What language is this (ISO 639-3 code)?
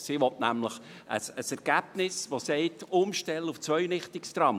gsw